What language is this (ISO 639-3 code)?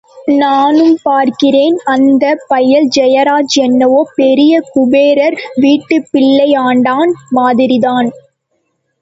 tam